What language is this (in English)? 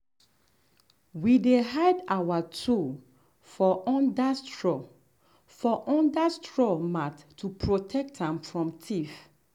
Nigerian Pidgin